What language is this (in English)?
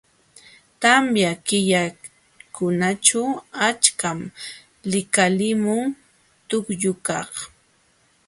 Jauja Wanca Quechua